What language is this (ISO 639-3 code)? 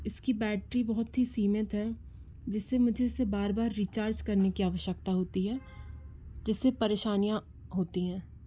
hin